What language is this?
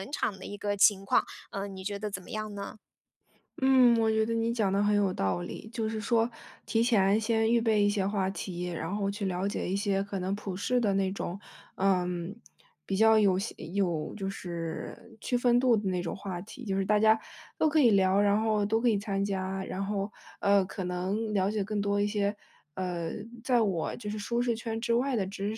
Chinese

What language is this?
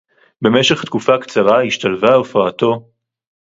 Hebrew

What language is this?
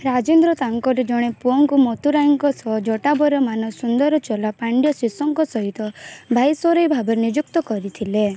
Odia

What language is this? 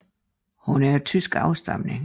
Danish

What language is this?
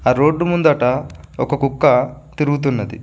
Telugu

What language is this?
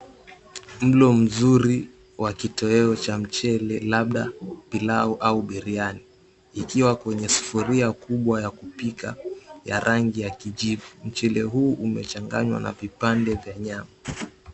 Swahili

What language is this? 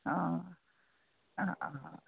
Assamese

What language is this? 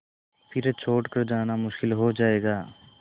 Hindi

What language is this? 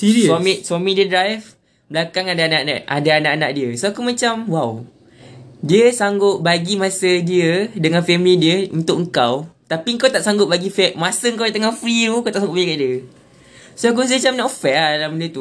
Malay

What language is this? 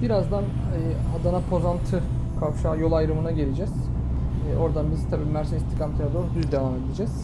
Turkish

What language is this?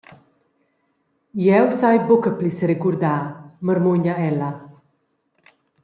Romansh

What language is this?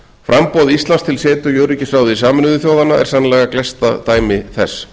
Icelandic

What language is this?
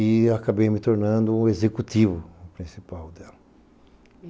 Portuguese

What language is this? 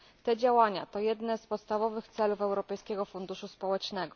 Polish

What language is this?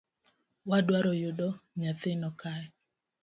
Luo (Kenya and Tanzania)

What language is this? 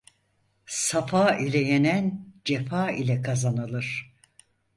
Turkish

